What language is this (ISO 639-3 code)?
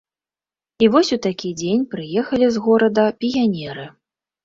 bel